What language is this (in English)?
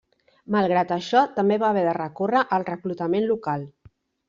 Catalan